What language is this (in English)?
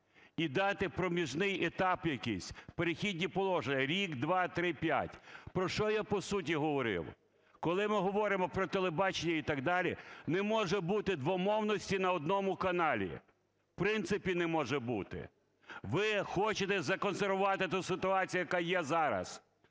Ukrainian